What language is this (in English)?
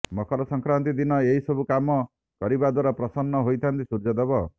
Odia